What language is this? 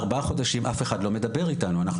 Hebrew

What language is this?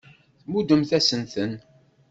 Kabyle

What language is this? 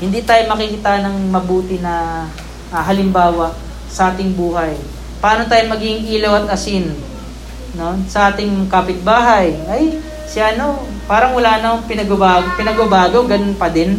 Filipino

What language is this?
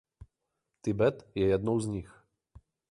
Czech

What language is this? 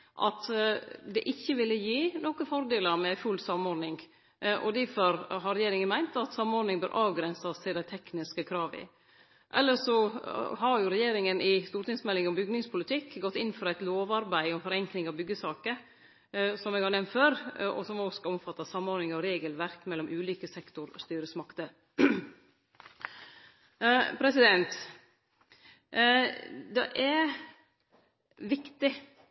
Norwegian Nynorsk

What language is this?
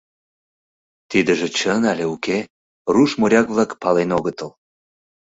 Mari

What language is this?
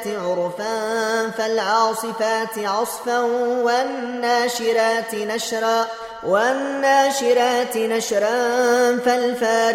Arabic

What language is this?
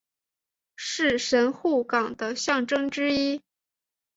Chinese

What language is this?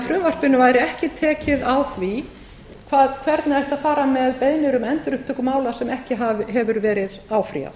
Icelandic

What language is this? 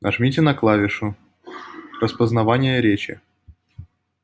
Russian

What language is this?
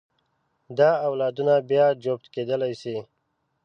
Pashto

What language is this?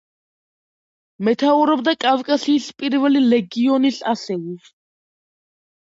Georgian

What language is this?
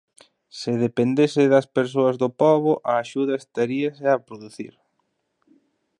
Galician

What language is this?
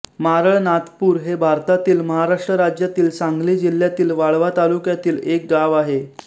Marathi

